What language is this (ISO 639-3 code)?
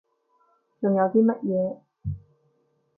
yue